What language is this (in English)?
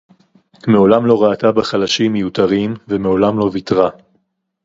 Hebrew